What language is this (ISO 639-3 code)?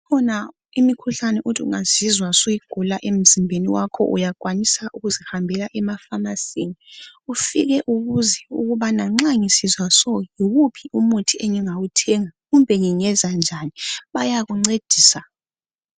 nde